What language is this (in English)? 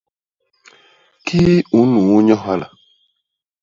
Basaa